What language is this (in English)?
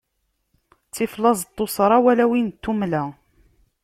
Kabyle